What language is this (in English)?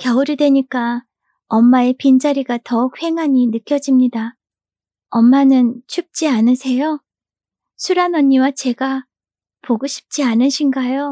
Korean